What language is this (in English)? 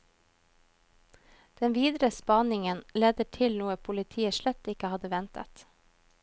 Norwegian